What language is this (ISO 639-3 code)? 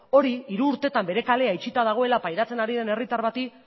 eus